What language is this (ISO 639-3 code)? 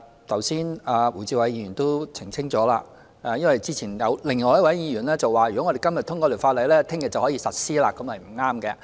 yue